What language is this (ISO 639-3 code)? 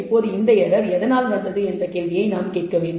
tam